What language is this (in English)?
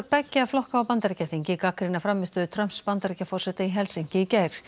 Icelandic